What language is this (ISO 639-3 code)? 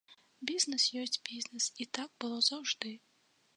bel